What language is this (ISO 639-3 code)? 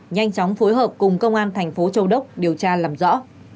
vie